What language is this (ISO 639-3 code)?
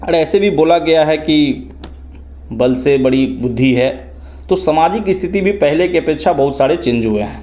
hin